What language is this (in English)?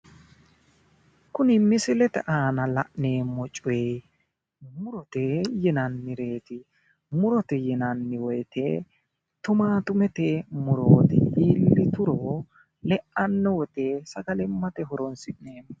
Sidamo